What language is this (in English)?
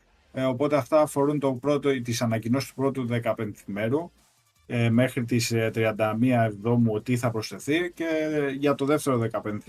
Greek